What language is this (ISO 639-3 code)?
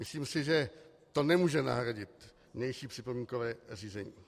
ces